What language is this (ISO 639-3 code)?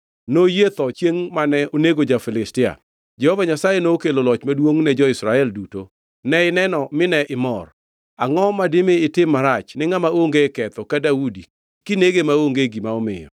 luo